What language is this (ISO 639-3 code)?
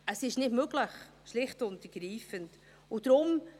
gsw